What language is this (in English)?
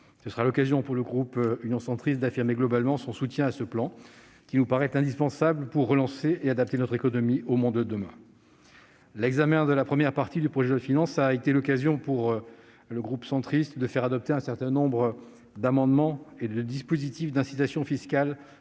French